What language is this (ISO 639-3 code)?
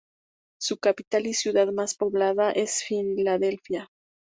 spa